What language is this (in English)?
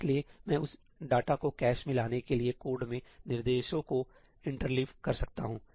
Hindi